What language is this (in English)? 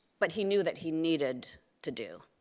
English